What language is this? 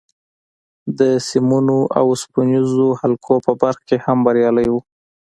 Pashto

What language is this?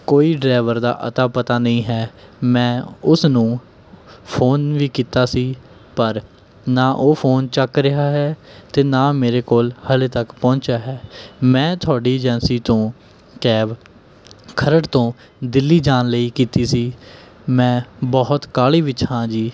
Punjabi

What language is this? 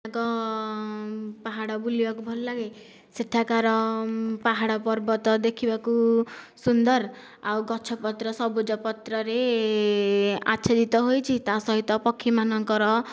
Odia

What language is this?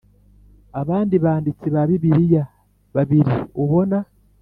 Kinyarwanda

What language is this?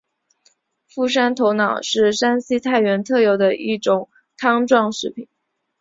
Chinese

